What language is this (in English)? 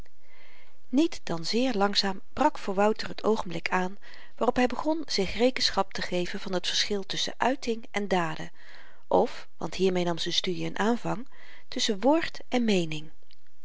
Dutch